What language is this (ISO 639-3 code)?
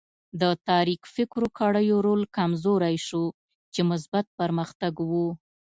pus